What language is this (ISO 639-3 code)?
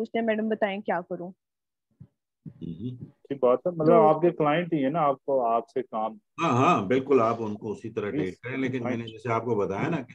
hin